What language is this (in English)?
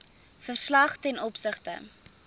Afrikaans